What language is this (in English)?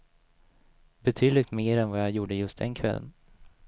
Swedish